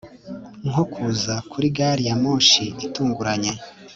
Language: Kinyarwanda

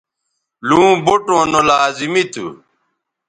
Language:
Bateri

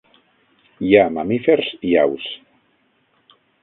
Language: Catalan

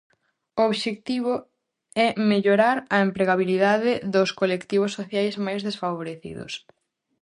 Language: Galician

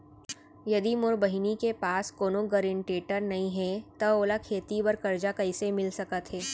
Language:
Chhattisgarhi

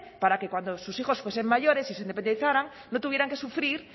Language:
Spanish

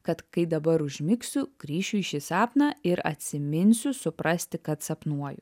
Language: Lithuanian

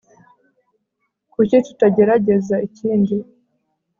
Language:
Kinyarwanda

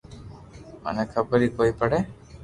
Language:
Loarki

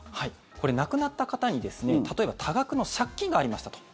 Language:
Japanese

